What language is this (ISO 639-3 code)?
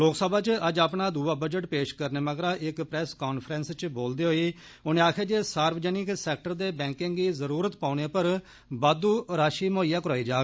doi